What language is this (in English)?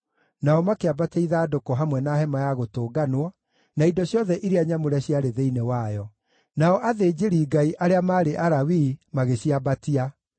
Kikuyu